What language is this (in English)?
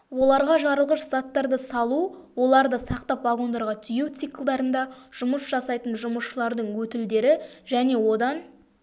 Kazakh